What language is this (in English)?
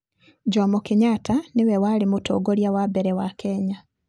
Kikuyu